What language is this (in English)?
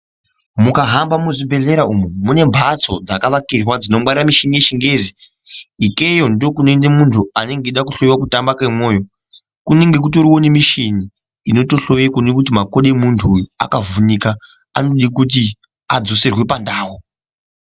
Ndau